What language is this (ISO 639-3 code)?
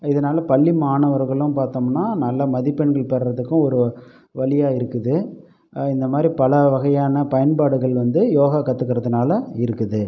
tam